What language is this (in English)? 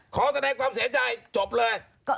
Thai